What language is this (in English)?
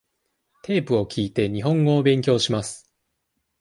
Japanese